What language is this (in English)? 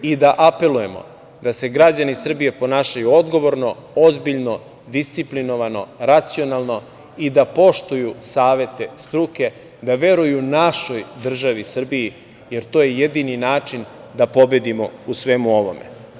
Serbian